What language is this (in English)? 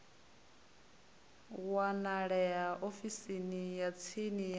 Venda